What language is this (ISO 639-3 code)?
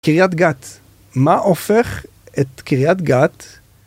heb